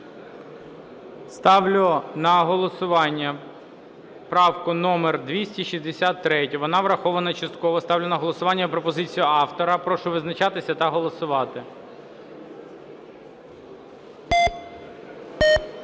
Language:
Ukrainian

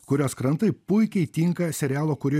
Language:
Lithuanian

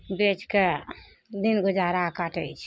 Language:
Maithili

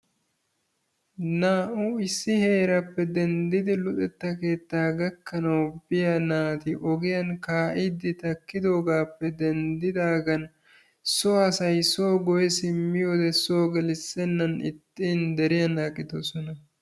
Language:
Wolaytta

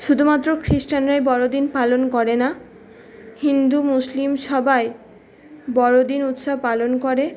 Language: Bangla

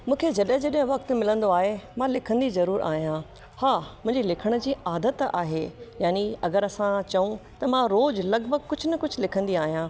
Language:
Sindhi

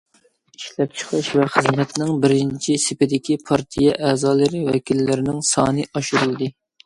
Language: Uyghur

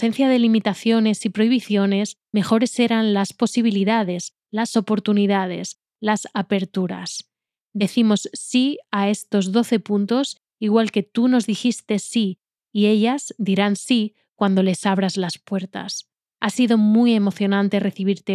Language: Spanish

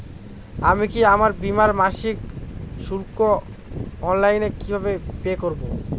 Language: Bangla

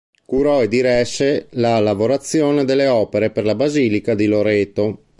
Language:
Italian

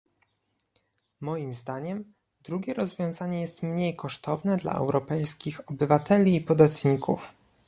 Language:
Polish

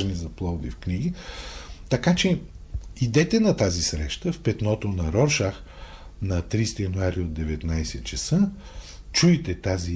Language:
Bulgarian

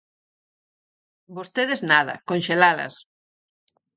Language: Galician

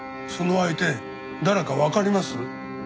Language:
Japanese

